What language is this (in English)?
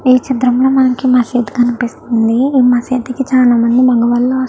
Telugu